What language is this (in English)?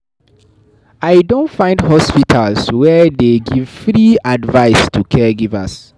Nigerian Pidgin